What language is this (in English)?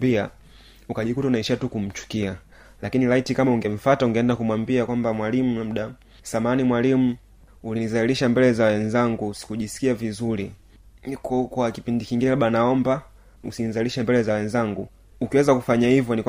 Swahili